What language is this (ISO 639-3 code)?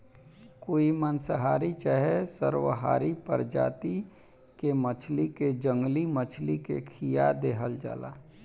bho